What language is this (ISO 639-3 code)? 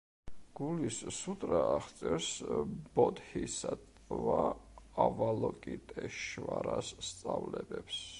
kat